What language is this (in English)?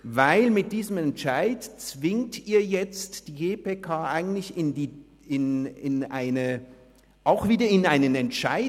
Swiss German